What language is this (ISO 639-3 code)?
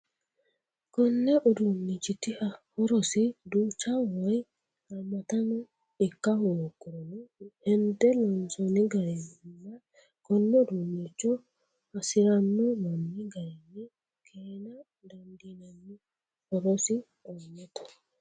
sid